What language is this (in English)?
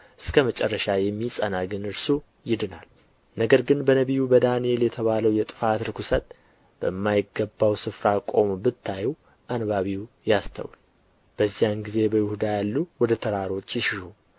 Amharic